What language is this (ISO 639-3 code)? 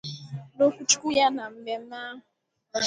ibo